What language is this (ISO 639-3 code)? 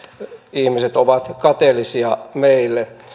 fin